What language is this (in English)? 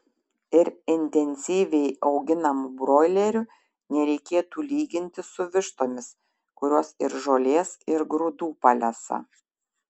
Lithuanian